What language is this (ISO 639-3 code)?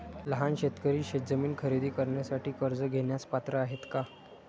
mar